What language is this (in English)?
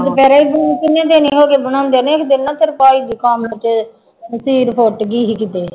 Punjabi